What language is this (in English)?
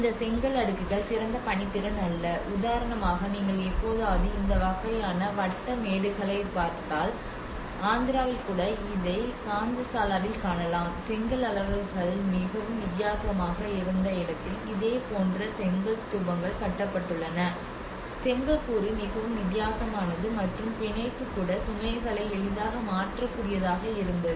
Tamil